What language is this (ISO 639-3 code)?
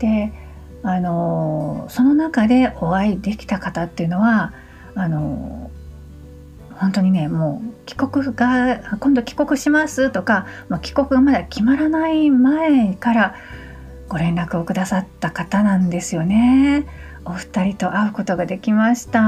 jpn